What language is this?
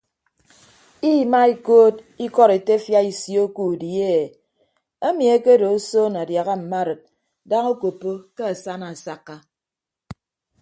Ibibio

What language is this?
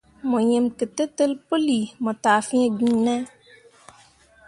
Mundang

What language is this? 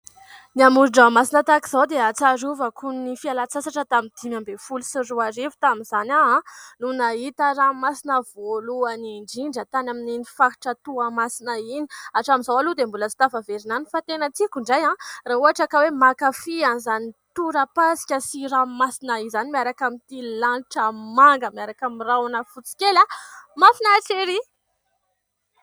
Malagasy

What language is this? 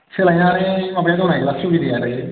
Bodo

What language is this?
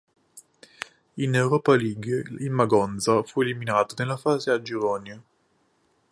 Italian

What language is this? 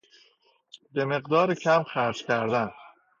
Persian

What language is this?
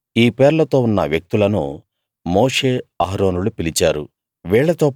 Telugu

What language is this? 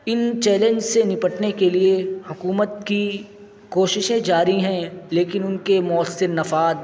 Urdu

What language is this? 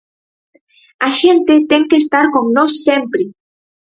Galician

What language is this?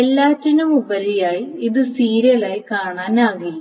Malayalam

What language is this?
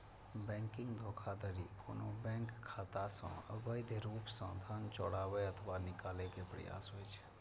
Maithili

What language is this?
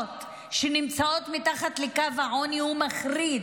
Hebrew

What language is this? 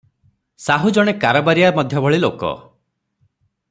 Odia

